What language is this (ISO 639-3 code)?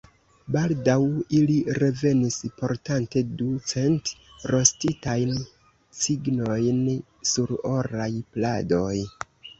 epo